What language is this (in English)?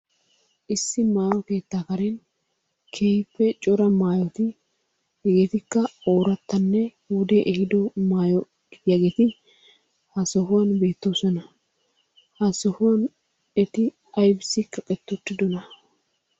Wolaytta